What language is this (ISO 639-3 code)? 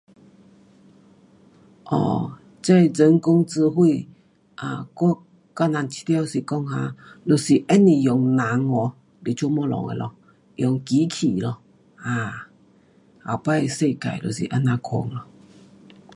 cpx